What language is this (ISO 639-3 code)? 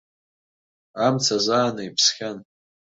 abk